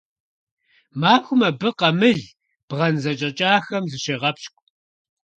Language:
Kabardian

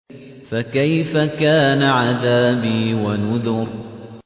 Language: Arabic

